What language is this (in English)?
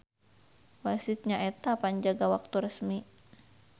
Sundanese